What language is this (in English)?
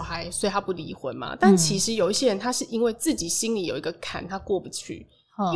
Chinese